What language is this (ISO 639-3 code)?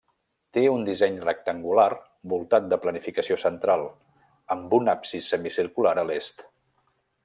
cat